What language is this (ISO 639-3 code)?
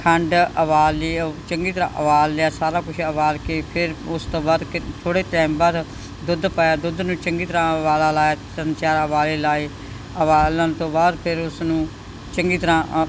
pan